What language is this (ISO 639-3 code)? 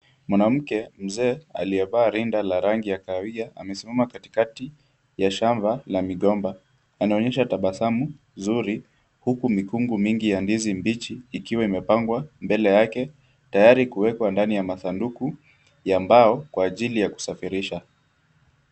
swa